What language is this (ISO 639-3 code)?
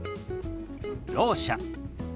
jpn